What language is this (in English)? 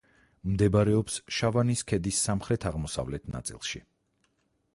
Georgian